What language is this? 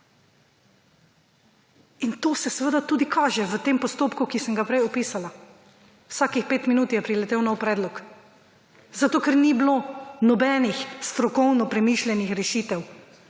Slovenian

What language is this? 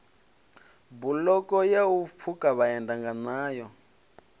Venda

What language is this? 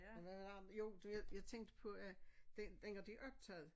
Danish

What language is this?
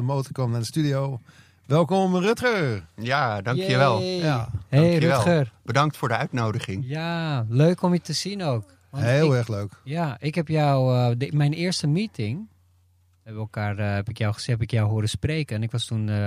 Dutch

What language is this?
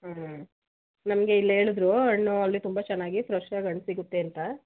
Kannada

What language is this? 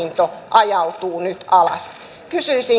Finnish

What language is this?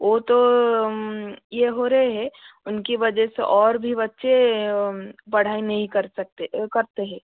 Hindi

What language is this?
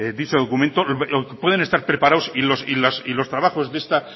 Spanish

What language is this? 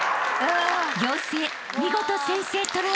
Japanese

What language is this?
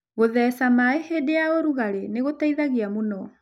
Kikuyu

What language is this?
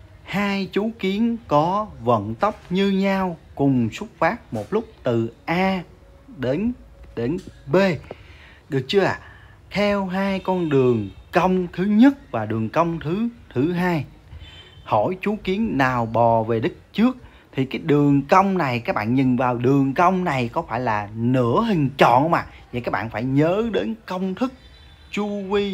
Vietnamese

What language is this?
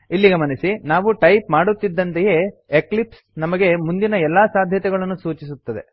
Kannada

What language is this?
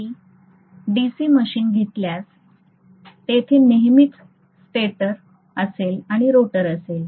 Marathi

